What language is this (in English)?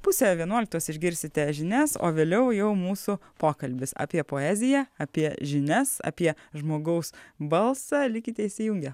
Lithuanian